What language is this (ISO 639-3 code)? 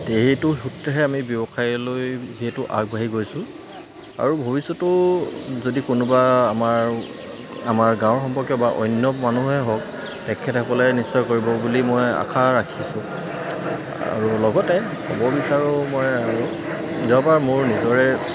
asm